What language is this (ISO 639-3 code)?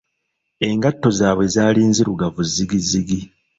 lug